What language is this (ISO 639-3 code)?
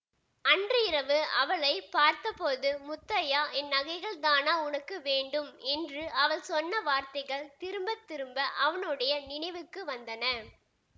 tam